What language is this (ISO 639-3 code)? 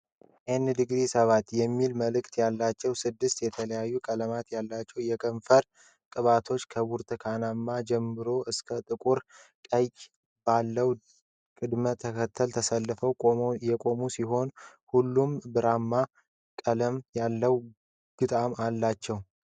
amh